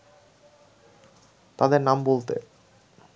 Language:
Bangla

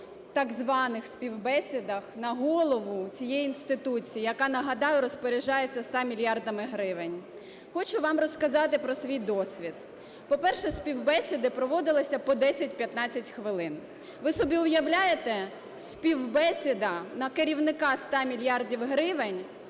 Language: Ukrainian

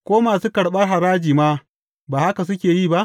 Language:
Hausa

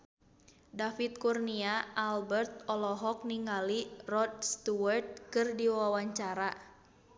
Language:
Sundanese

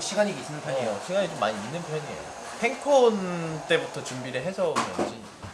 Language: Korean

